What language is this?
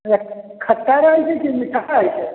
Maithili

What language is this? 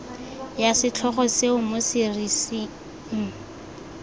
Tswana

